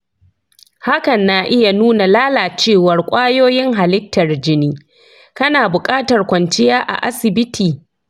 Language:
Hausa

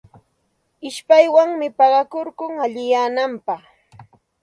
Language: Santa Ana de Tusi Pasco Quechua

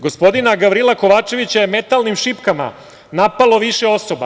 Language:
Serbian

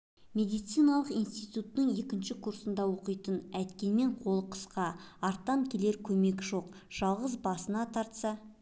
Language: Kazakh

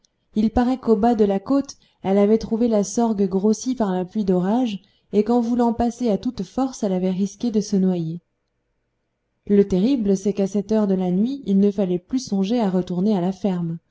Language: French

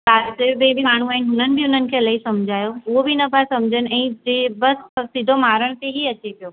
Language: Sindhi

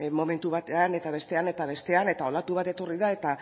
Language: Basque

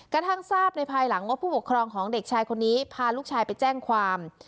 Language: Thai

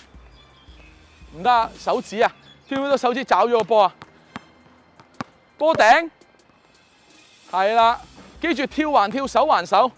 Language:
Chinese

